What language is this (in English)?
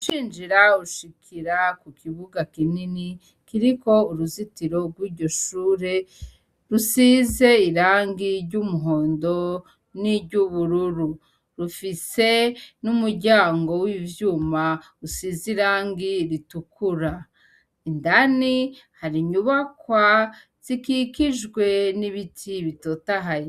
Rundi